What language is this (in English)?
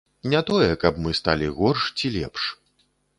Belarusian